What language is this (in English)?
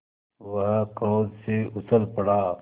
Hindi